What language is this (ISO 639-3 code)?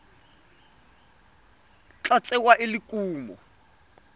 tsn